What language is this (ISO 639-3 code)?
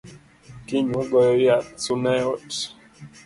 luo